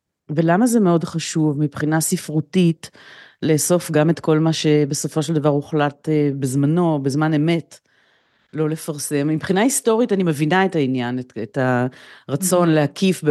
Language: Hebrew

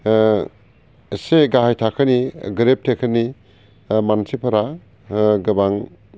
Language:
Bodo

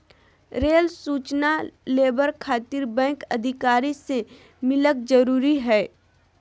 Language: Magahi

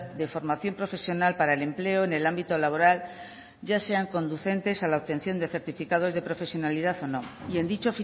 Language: Spanish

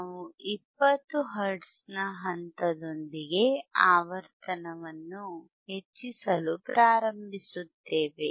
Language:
Kannada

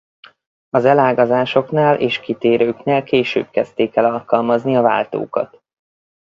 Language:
Hungarian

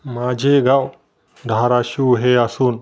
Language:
Marathi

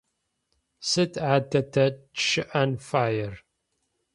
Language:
Adyghe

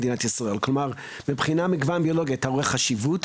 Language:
Hebrew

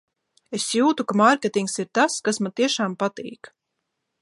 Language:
Latvian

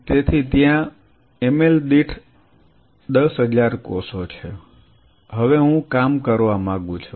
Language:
Gujarati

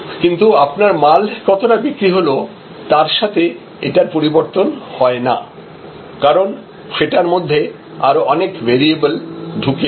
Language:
Bangla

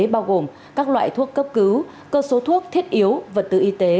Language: Vietnamese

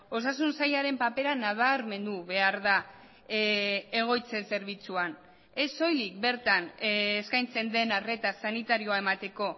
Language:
Basque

